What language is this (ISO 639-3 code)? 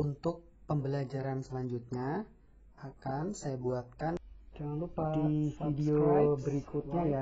ind